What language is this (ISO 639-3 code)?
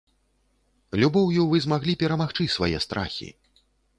bel